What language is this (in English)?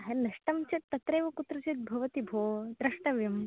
Sanskrit